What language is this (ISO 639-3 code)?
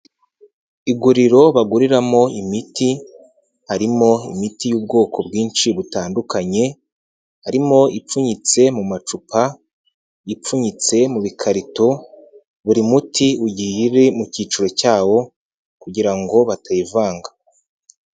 kin